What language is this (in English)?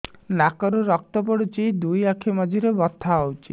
Odia